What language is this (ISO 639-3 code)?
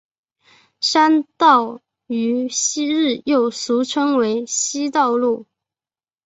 zho